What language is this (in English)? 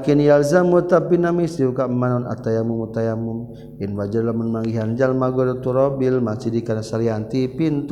Malay